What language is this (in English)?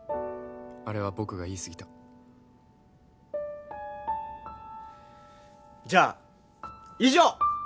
Japanese